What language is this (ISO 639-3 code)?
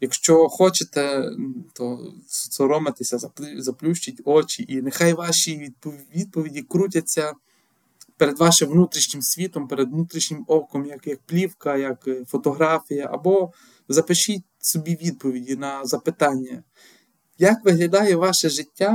ukr